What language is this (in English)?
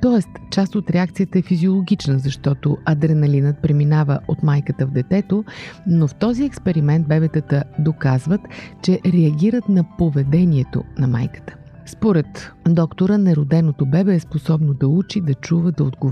Bulgarian